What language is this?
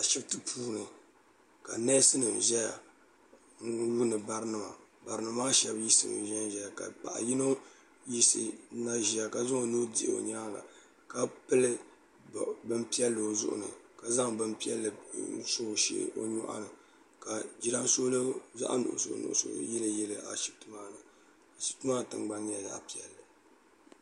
Dagbani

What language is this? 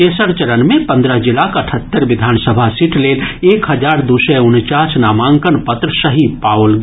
Maithili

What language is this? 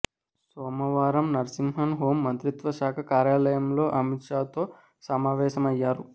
Telugu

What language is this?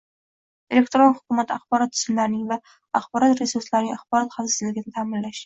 Uzbek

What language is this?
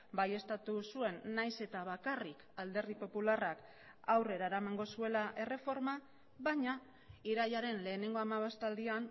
Basque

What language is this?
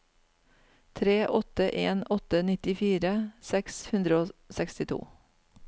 Norwegian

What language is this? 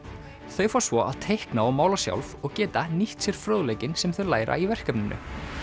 Icelandic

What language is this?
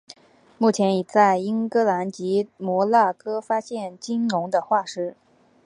Chinese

